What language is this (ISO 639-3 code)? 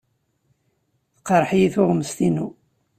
kab